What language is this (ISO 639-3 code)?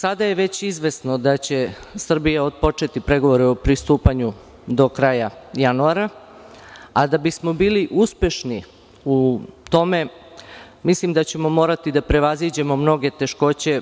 srp